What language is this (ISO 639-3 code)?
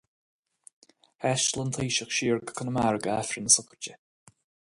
gle